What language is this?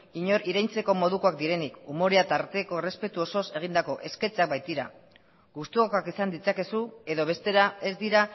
Basque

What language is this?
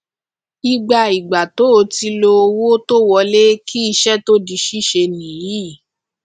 Yoruba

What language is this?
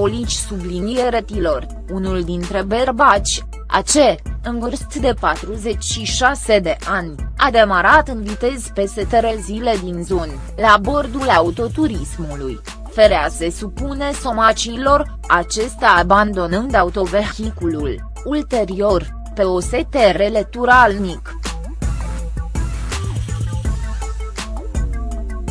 Romanian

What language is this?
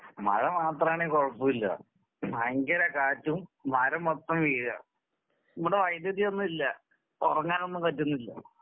Malayalam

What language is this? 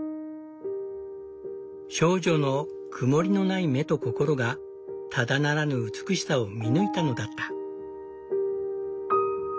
Japanese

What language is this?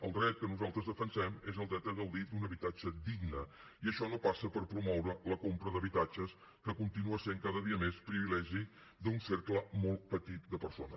Catalan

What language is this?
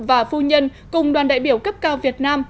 Vietnamese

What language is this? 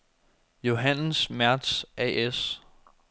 Danish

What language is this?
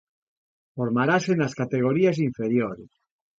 Galician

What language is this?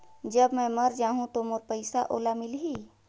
Chhattisgarhi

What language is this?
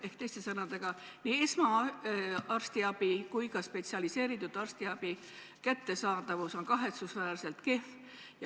Estonian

